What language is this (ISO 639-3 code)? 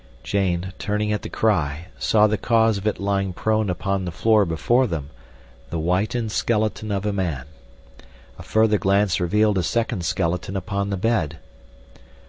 eng